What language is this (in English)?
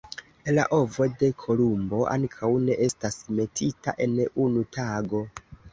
Esperanto